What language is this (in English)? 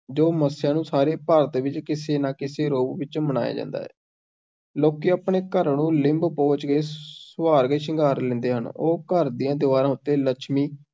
Punjabi